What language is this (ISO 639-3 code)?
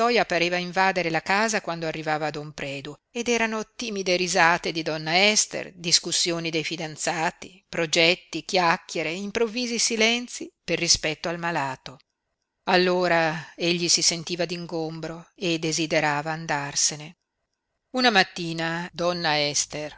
ita